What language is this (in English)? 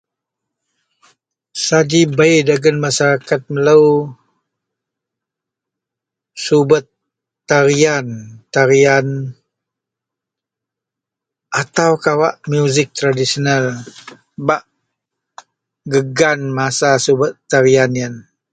Central Melanau